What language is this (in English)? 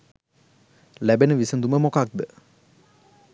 Sinhala